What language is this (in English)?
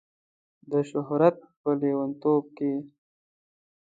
Pashto